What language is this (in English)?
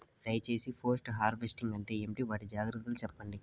Telugu